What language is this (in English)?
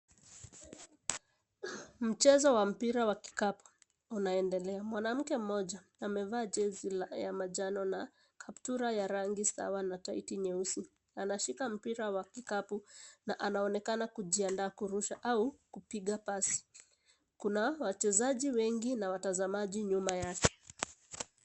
Swahili